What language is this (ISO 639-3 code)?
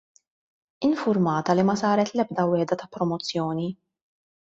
mlt